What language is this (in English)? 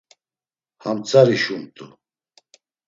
Laz